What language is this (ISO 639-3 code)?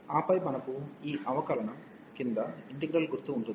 tel